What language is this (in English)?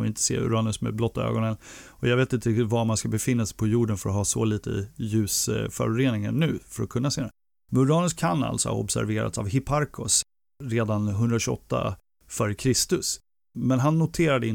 Swedish